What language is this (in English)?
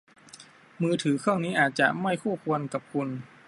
Thai